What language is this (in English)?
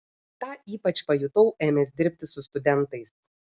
Lithuanian